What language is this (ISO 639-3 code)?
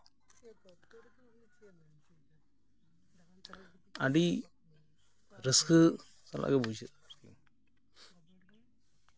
sat